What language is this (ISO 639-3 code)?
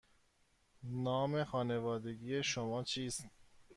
fas